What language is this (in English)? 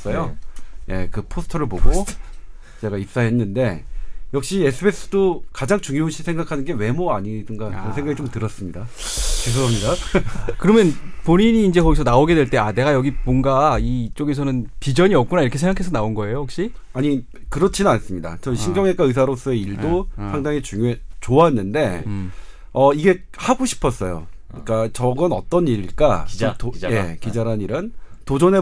Korean